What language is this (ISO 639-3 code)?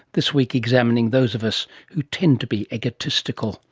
eng